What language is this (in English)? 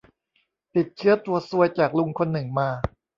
Thai